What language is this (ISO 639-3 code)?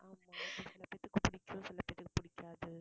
tam